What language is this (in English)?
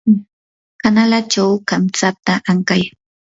Yanahuanca Pasco Quechua